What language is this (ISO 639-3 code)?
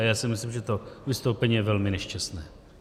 ces